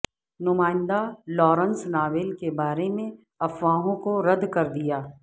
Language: Urdu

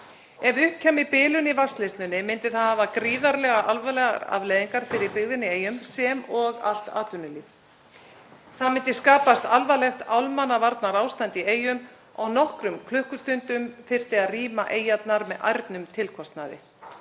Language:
Icelandic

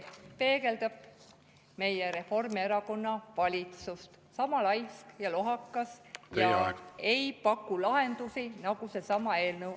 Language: Estonian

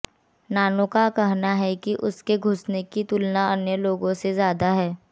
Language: Hindi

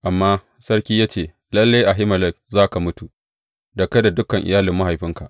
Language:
Hausa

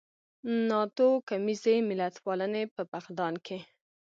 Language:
Pashto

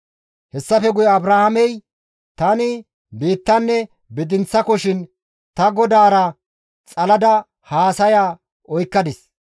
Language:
Gamo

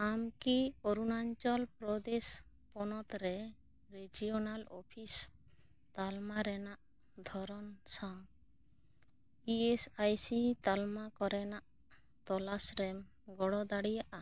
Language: Santali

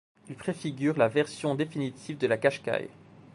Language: French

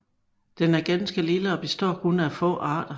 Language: Danish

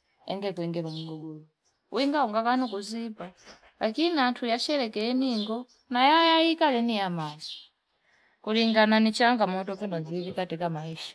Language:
Fipa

